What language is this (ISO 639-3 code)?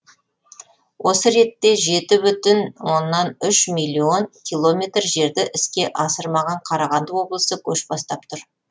kaz